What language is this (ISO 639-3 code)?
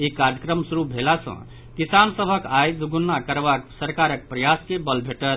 mai